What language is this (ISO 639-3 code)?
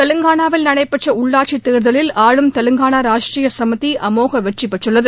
tam